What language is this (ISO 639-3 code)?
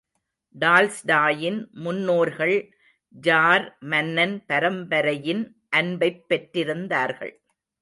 tam